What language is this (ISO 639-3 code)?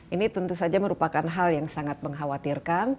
ind